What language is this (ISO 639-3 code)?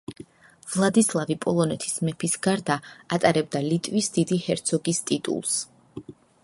kat